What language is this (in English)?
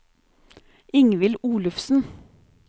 Norwegian